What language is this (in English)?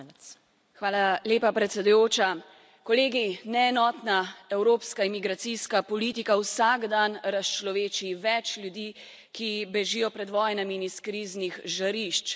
Slovenian